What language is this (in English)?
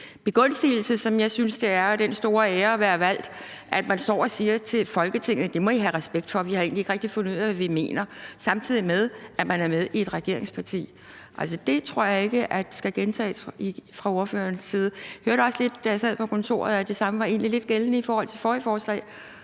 Danish